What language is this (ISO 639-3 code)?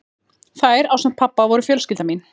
isl